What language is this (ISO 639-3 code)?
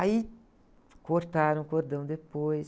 por